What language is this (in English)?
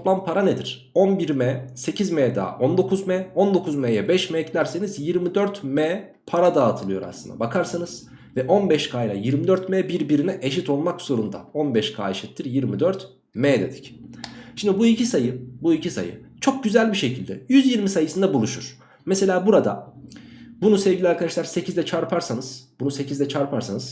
Turkish